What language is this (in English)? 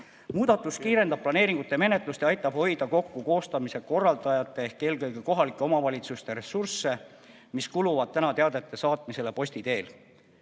Estonian